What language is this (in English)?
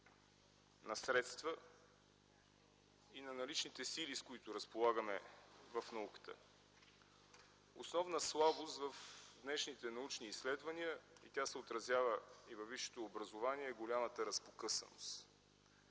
Bulgarian